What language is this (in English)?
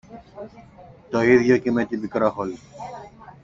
Greek